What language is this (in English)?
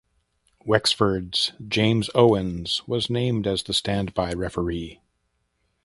English